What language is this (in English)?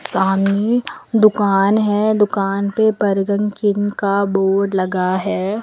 Hindi